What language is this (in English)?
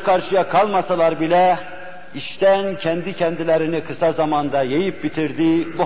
Turkish